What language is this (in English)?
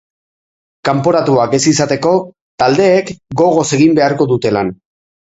Basque